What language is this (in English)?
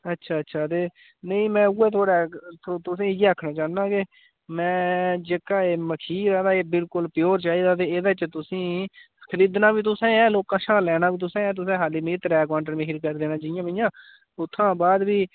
Dogri